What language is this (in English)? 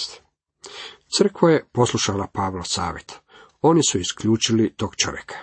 Croatian